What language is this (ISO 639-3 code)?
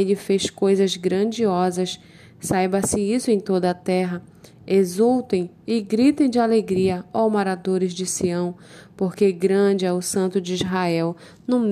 por